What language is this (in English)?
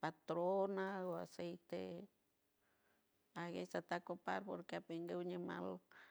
San Francisco Del Mar Huave